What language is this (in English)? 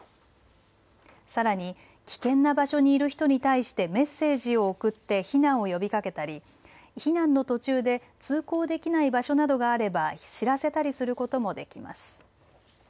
Japanese